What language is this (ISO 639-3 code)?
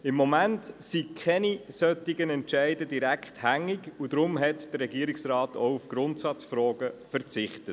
gsw